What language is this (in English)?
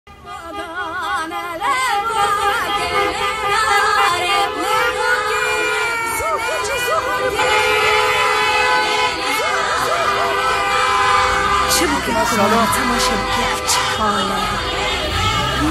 Korean